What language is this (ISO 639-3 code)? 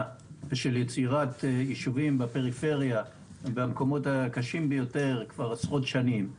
heb